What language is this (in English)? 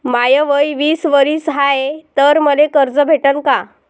Marathi